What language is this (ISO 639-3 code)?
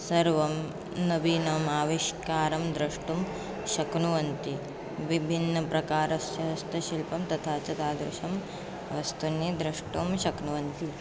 san